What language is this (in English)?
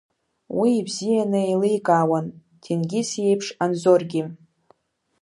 Abkhazian